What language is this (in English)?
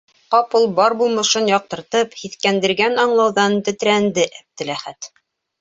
Bashkir